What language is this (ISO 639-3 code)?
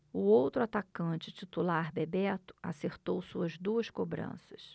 por